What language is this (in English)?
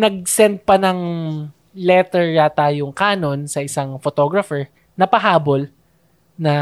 Filipino